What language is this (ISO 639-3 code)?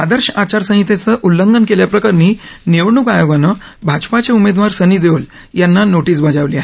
mar